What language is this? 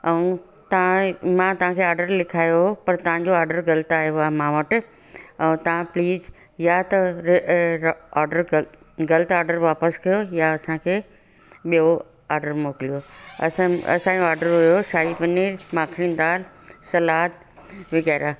Sindhi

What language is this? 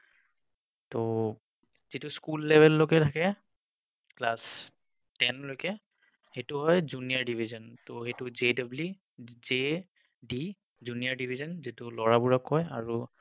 Assamese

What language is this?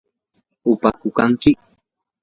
Yanahuanca Pasco Quechua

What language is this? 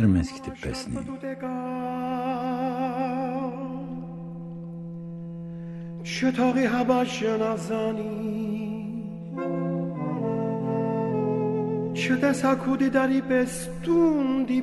Bulgarian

